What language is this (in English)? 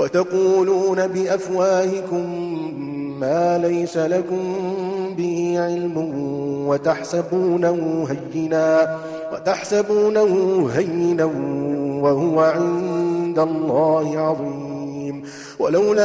Arabic